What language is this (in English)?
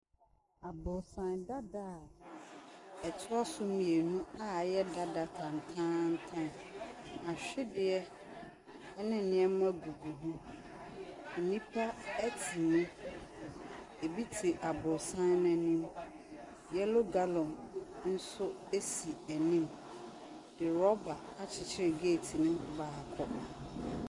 Akan